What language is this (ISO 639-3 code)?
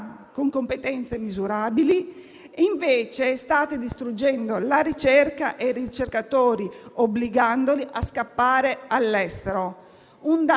ita